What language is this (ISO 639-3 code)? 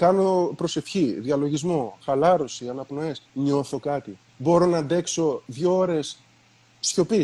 ell